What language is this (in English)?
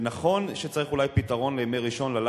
Hebrew